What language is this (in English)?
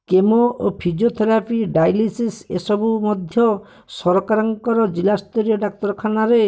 Odia